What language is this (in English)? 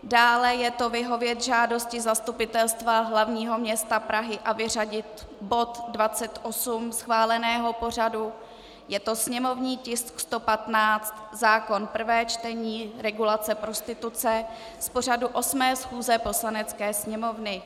Czech